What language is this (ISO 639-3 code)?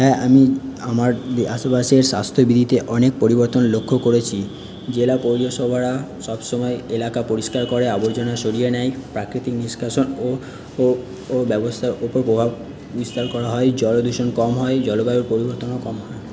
ben